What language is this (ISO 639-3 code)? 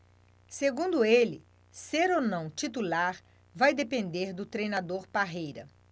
por